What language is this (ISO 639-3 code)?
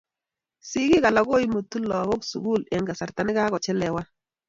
kln